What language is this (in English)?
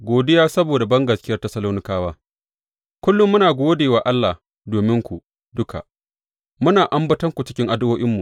Hausa